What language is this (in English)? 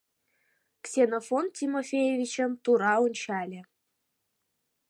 Mari